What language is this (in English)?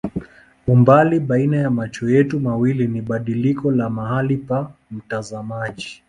Swahili